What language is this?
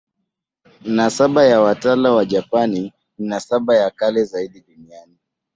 Swahili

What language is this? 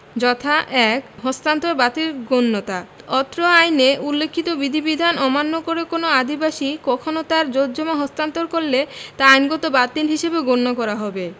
Bangla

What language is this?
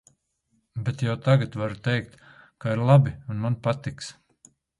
Latvian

